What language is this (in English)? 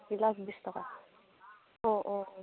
Assamese